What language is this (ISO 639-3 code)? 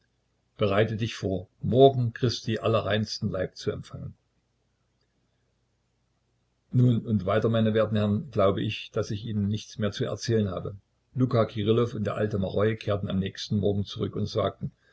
deu